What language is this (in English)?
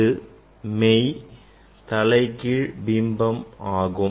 Tamil